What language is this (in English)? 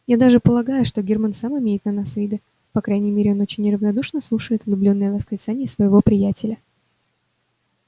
Russian